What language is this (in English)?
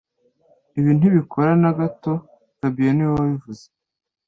Kinyarwanda